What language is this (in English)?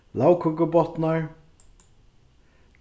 Faroese